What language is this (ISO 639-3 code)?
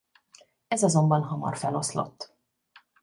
hun